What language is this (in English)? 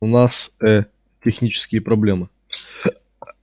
Russian